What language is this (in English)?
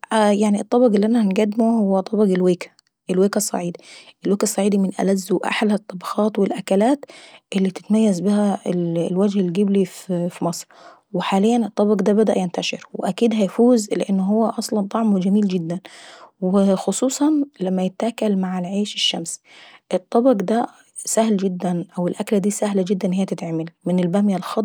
Saidi Arabic